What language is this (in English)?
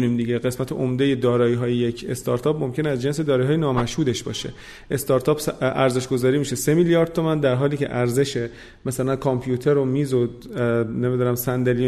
Persian